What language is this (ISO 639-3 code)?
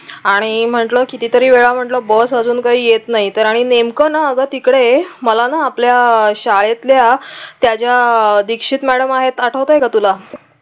mar